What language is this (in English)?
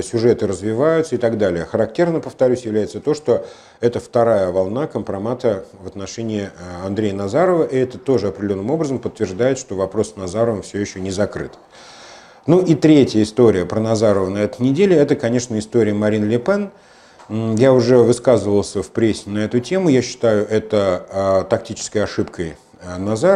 Russian